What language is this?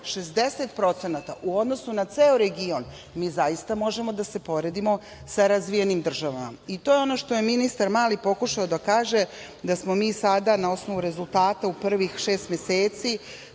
Serbian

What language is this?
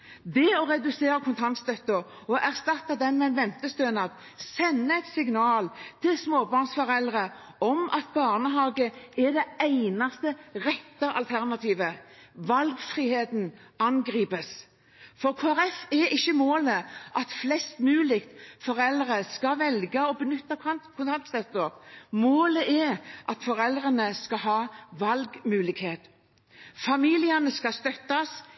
Norwegian Bokmål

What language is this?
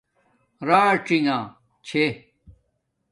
Domaaki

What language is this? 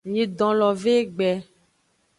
Aja (Benin)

